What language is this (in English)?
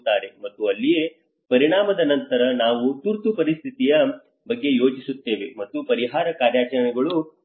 Kannada